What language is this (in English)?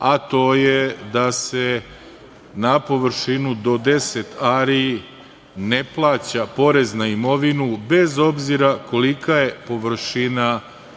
Serbian